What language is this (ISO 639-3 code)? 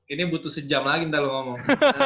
ind